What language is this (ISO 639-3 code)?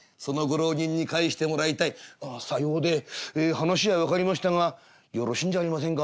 jpn